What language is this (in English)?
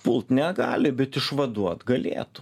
Lithuanian